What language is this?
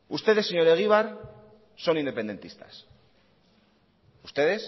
Spanish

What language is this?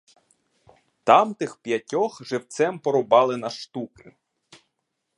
Ukrainian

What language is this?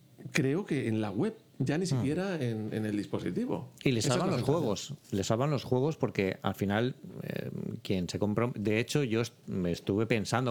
Spanish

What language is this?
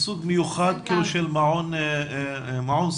Hebrew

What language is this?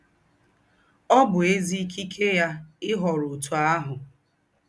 Igbo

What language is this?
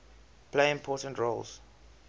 English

